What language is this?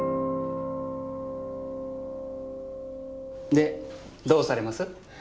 Japanese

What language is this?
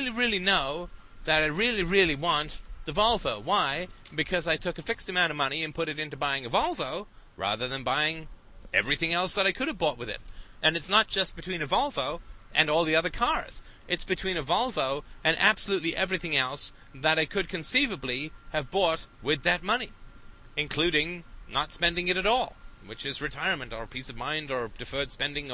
English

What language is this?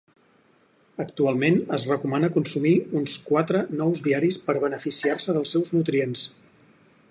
Catalan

